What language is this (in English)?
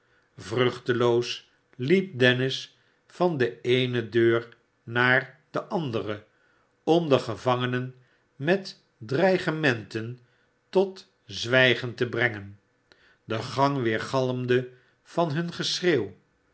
Dutch